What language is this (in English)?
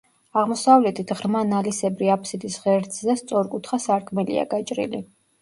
Georgian